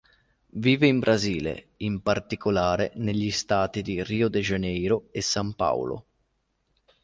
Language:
Italian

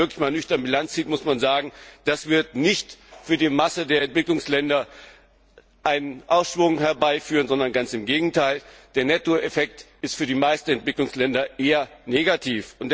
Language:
German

